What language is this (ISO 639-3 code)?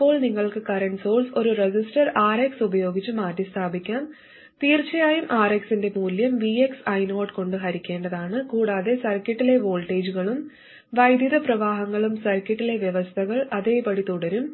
mal